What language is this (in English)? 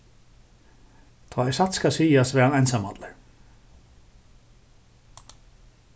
Faroese